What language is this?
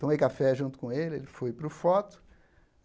Portuguese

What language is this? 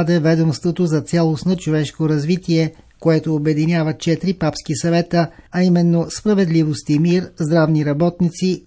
Bulgarian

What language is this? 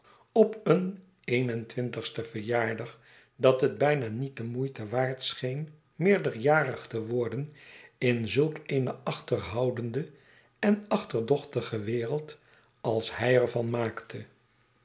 Dutch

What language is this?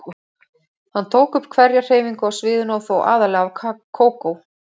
Icelandic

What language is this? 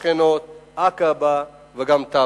Hebrew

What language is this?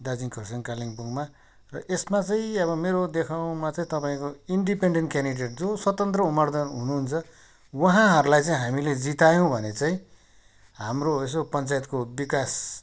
Nepali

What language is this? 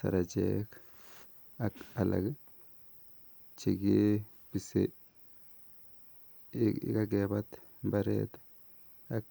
Kalenjin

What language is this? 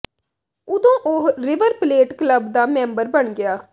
Punjabi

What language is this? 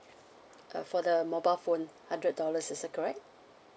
English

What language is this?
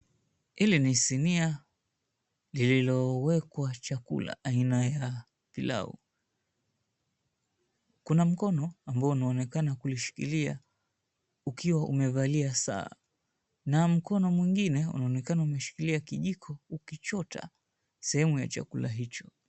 Swahili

